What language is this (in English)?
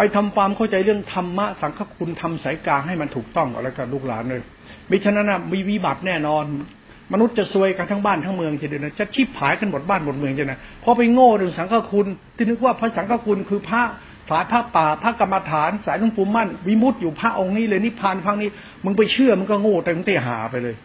Thai